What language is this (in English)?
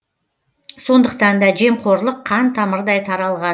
Kazakh